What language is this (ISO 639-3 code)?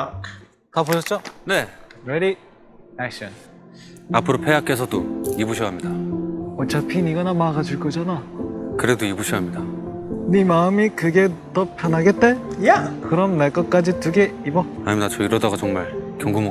kor